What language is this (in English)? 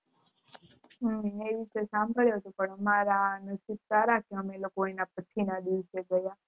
Gujarati